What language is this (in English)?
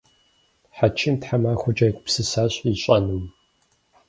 Kabardian